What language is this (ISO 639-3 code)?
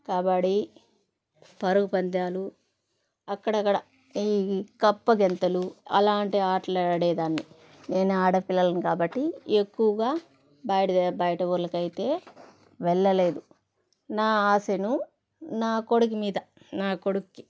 tel